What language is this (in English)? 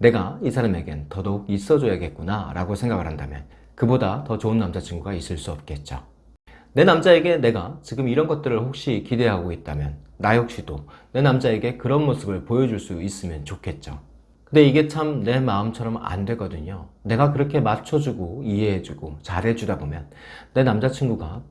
Korean